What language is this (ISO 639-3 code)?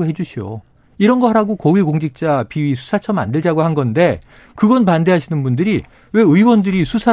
kor